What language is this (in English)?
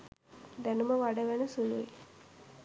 Sinhala